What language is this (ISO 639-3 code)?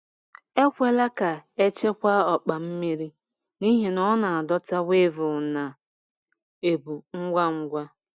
ibo